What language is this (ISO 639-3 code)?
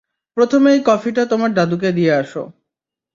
ben